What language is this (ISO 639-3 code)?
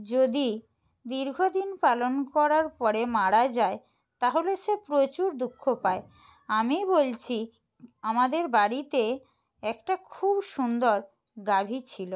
ben